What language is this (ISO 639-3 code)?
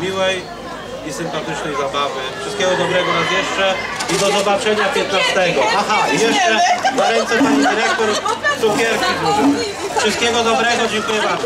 pol